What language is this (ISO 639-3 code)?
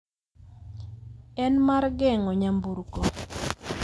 luo